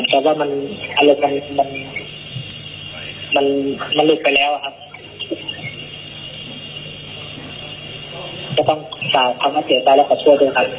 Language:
Thai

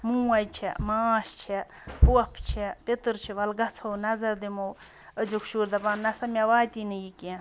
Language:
Kashmiri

